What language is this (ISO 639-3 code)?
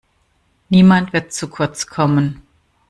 deu